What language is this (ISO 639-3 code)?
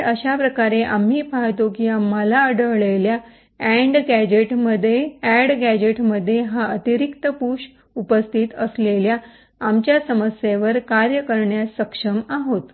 mar